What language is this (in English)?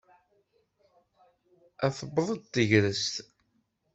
Kabyle